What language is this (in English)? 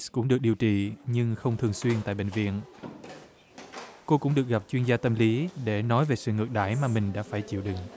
Vietnamese